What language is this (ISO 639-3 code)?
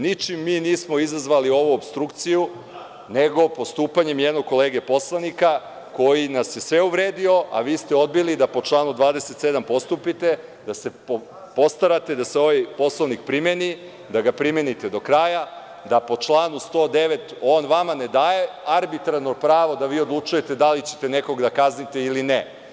srp